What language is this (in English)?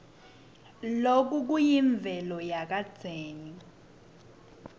Swati